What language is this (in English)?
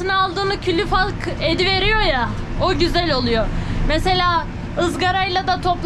Turkish